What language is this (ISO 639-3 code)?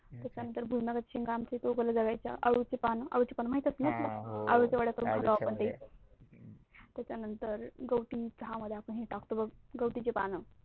mar